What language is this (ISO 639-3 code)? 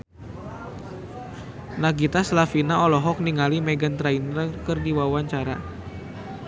sun